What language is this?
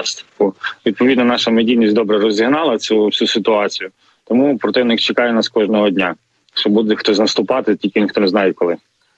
Ukrainian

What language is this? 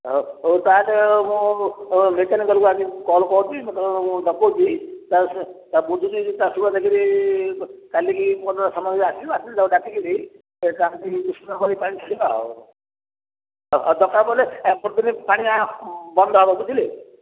Odia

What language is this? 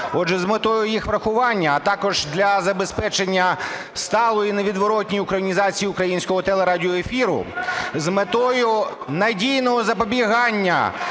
Ukrainian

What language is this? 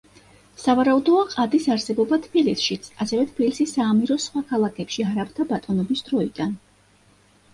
Georgian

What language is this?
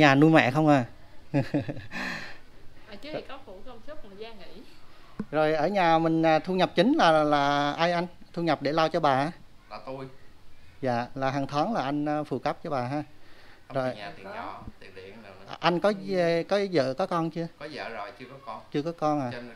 Vietnamese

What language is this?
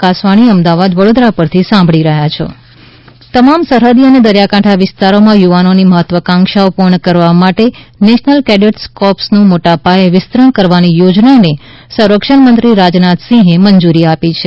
Gujarati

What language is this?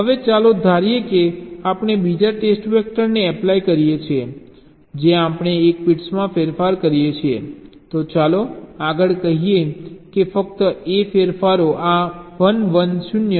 Gujarati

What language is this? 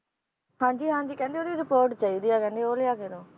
Punjabi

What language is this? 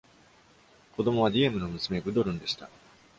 Japanese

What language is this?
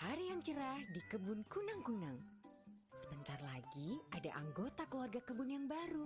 Indonesian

